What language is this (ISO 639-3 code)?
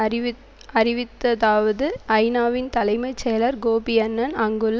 tam